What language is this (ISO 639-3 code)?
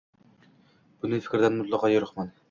uzb